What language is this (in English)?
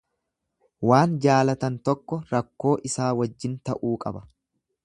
Oromo